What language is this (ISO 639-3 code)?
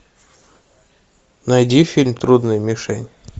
rus